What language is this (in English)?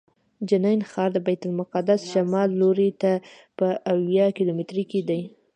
Pashto